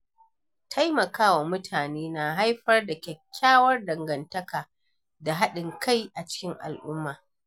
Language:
Hausa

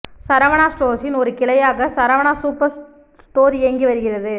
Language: Tamil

